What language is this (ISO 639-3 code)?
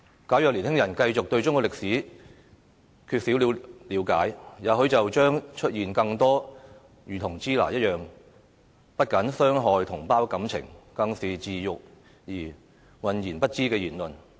yue